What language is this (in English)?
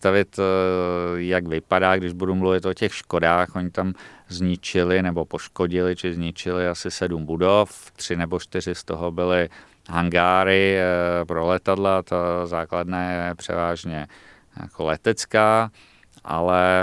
Czech